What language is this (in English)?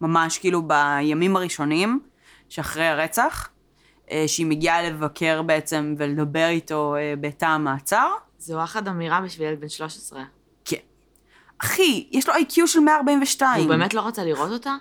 Hebrew